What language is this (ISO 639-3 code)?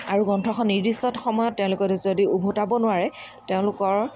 asm